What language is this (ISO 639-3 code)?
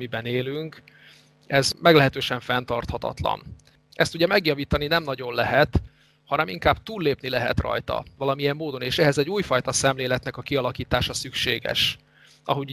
hun